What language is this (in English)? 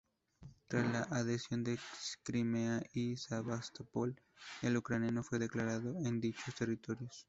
Spanish